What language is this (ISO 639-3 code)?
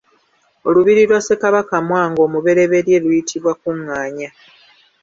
lug